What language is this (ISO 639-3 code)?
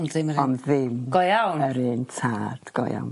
cym